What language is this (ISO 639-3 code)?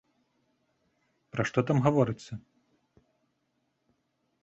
bel